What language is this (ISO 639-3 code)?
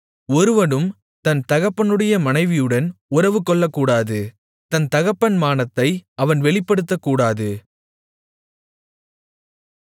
tam